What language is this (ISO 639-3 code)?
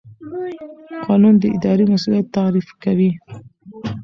pus